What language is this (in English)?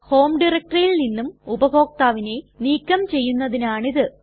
Malayalam